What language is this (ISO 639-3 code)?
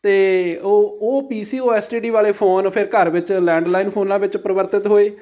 pan